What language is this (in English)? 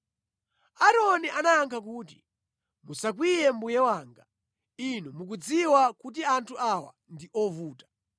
Nyanja